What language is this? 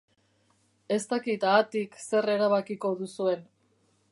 Basque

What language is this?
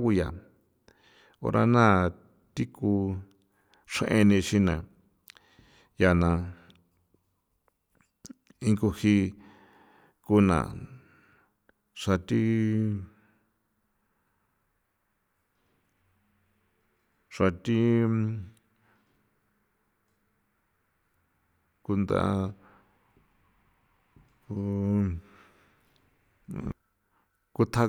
San Felipe Otlaltepec Popoloca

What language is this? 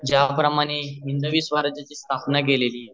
Marathi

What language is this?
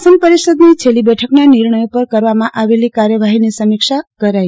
Gujarati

